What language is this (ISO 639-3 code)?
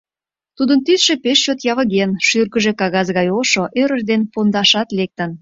chm